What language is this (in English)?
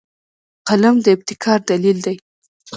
Pashto